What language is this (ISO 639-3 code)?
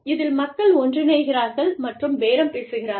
tam